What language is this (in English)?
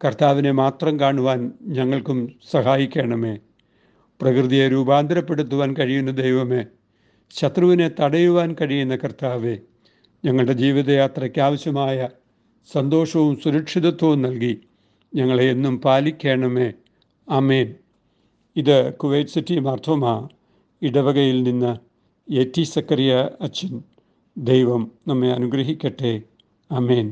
Malayalam